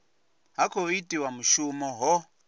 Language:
Venda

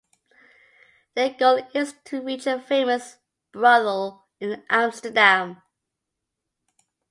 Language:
English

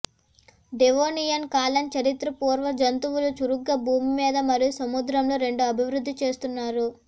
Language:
Telugu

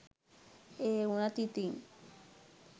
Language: Sinhala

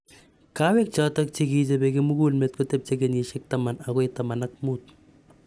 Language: Kalenjin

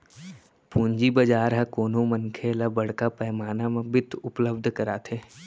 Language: Chhattisgarhi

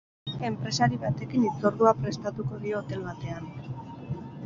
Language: Basque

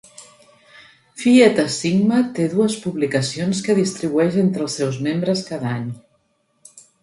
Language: Catalan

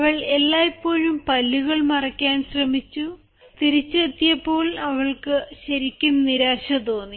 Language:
Malayalam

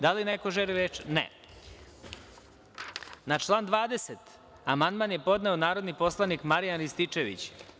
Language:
Serbian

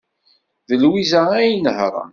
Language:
Kabyle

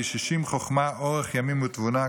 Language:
Hebrew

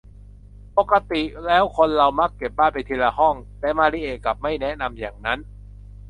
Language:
Thai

